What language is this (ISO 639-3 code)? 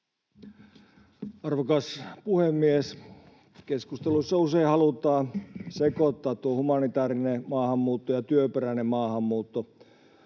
fin